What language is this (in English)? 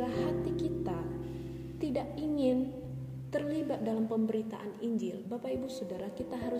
Indonesian